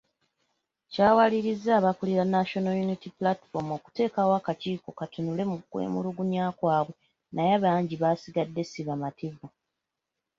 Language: Ganda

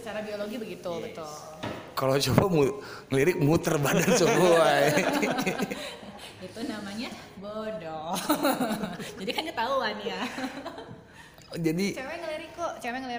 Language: Indonesian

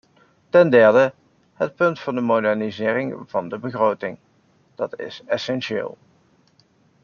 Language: Dutch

